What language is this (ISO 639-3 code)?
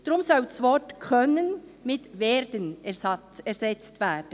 gsw